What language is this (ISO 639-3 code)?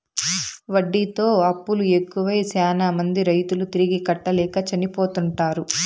tel